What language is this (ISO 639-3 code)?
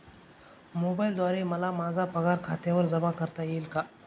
mar